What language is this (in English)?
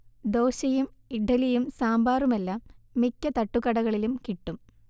Malayalam